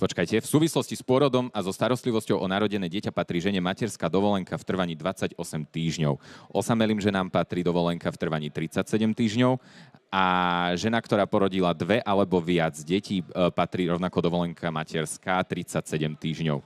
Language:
Slovak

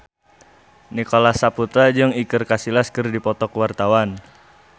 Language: Sundanese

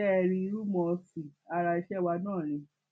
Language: Yoruba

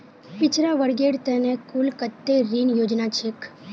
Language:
Magahi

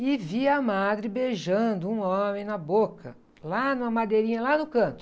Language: Portuguese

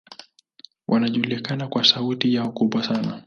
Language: Swahili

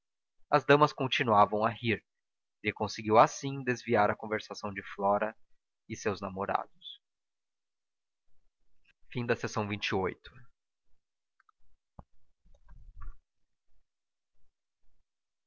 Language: Portuguese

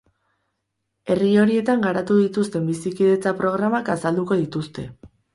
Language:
Basque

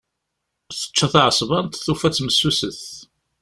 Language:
Kabyle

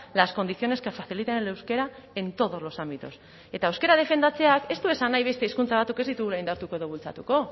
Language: Basque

